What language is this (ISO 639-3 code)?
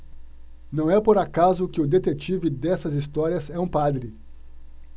por